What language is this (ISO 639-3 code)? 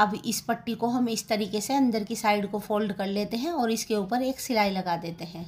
hin